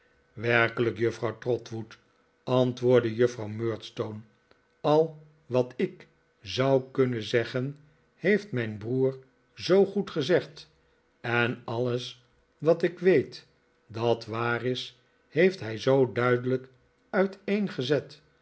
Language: Dutch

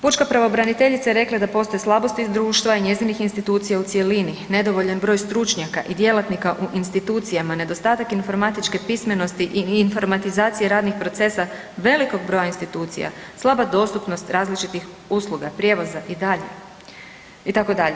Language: Croatian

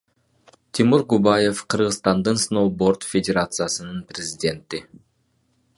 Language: Kyrgyz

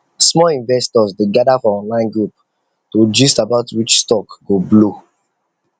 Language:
Nigerian Pidgin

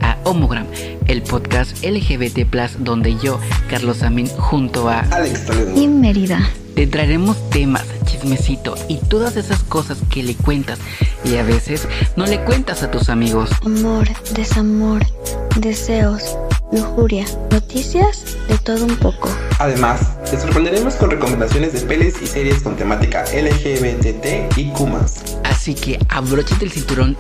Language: Spanish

